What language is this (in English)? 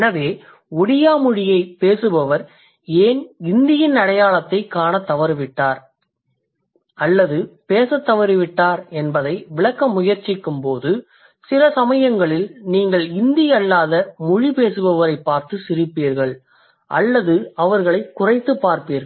Tamil